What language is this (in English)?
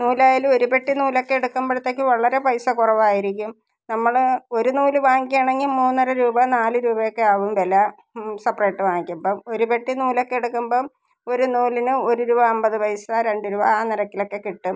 Malayalam